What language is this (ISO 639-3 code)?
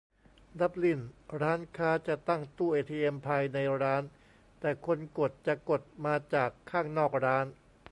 tha